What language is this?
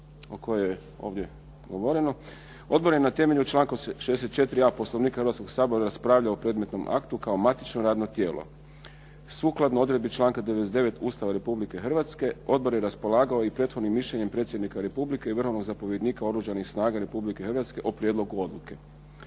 Croatian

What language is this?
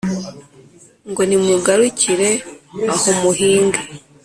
Kinyarwanda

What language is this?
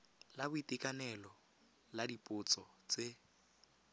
Tswana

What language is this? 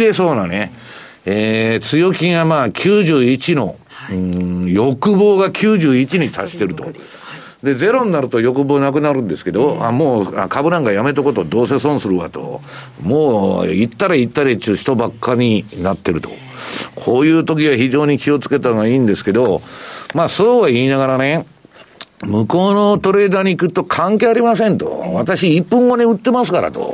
Japanese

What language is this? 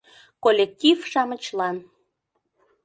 Mari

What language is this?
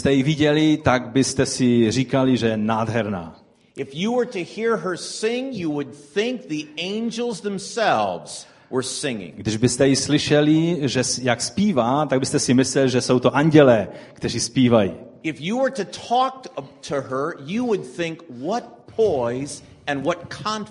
Czech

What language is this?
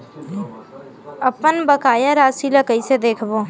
Chhattisgarhi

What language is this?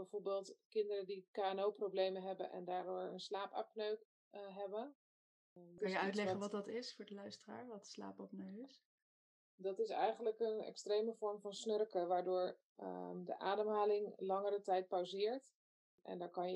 Dutch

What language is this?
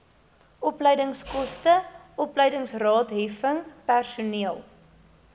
Afrikaans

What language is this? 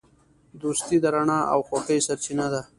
Pashto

